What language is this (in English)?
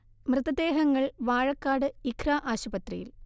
Malayalam